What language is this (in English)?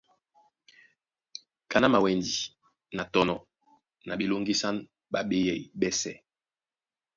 Duala